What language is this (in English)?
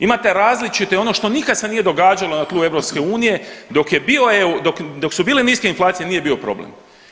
Croatian